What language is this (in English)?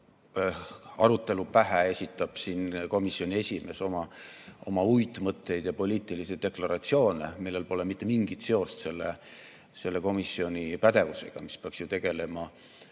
Estonian